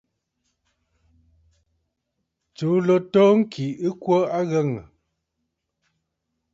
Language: Bafut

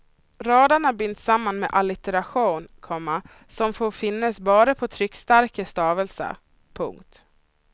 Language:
Swedish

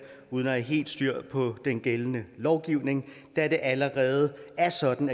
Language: Danish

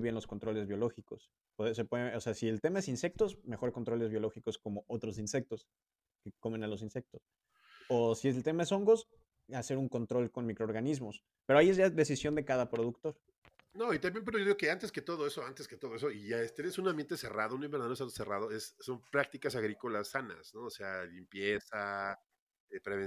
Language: Spanish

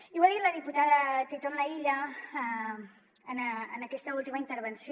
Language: Catalan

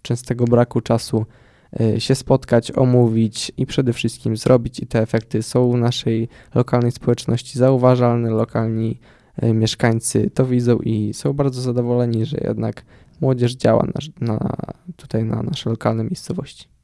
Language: Polish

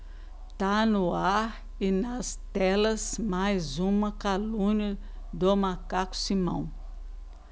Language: Portuguese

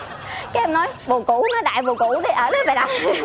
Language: Vietnamese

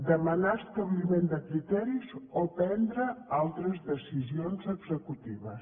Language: Catalan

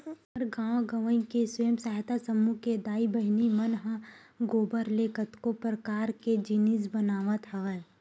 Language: Chhattisgarhi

